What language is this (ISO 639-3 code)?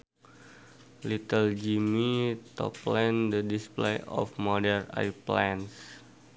sun